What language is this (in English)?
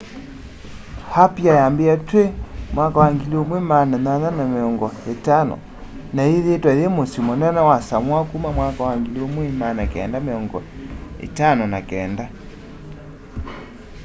Kamba